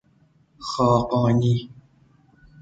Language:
Persian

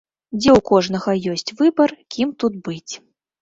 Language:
Belarusian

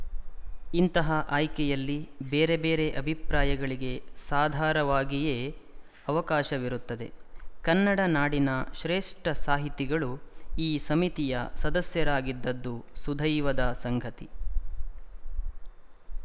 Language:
Kannada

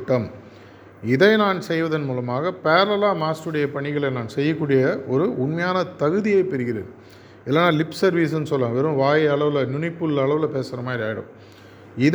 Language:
Tamil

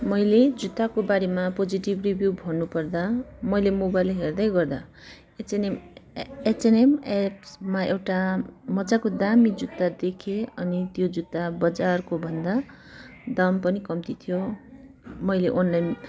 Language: Nepali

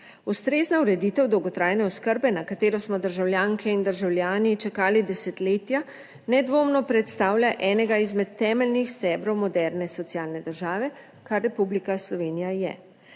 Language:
Slovenian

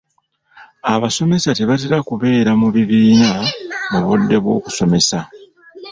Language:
Ganda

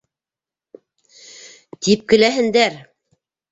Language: Bashkir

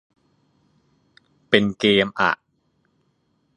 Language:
Thai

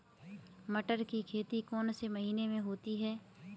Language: Hindi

